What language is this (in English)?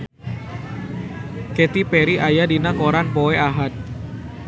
Sundanese